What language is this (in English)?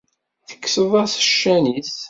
Kabyle